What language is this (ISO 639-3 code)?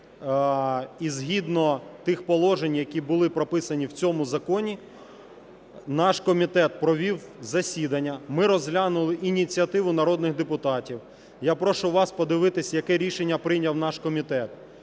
ukr